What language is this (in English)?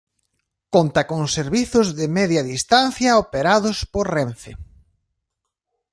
Galician